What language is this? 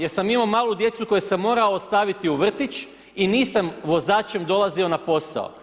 Croatian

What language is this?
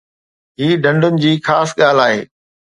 Sindhi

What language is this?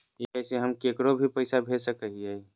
Magahi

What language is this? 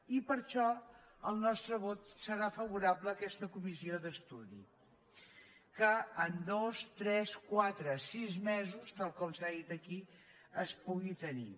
Catalan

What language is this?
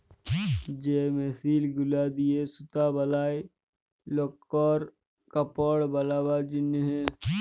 Bangla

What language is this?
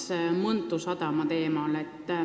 Estonian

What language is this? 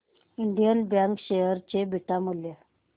Marathi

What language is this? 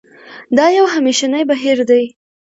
Pashto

